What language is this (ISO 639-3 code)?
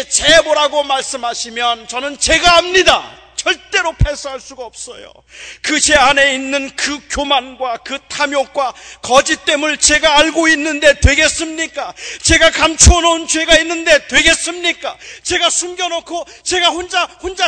kor